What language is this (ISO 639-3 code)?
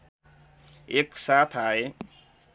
nep